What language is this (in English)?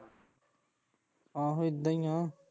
Punjabi